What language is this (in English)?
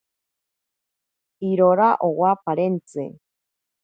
Ashéninka Perené